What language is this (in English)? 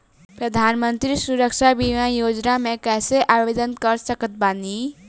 Bhojpuri